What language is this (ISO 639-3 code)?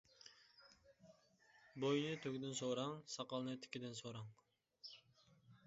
uig